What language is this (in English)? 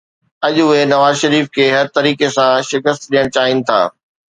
Sindhi